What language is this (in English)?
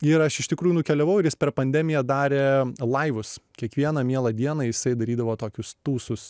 Lithuanian